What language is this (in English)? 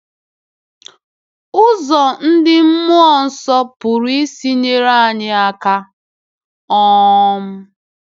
Igbo